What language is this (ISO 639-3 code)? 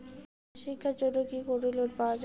ben